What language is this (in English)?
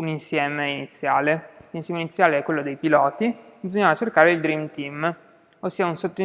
Italian